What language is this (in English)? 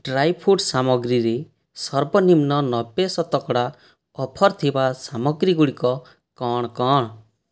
Odia